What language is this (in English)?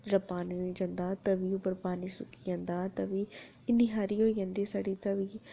Dogri